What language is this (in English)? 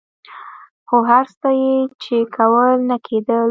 Pashto